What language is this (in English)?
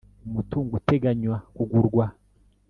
Kinyarwanda